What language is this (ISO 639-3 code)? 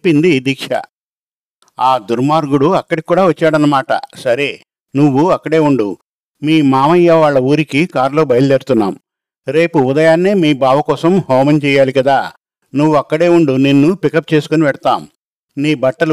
tel